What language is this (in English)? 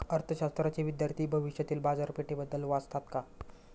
Marathi